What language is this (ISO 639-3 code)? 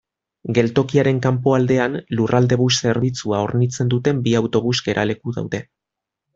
eus